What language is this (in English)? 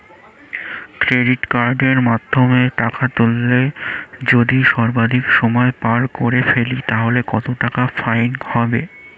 Bangla